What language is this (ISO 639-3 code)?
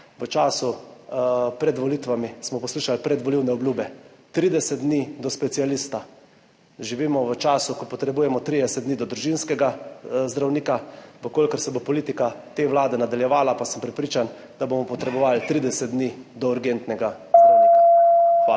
slv